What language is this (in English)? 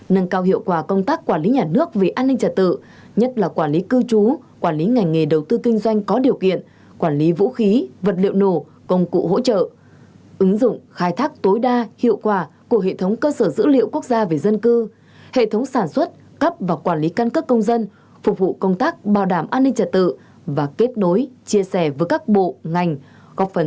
Vietnamese